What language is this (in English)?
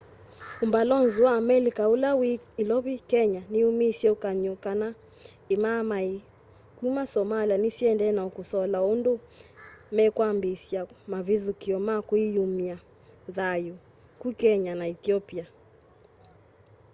Kamba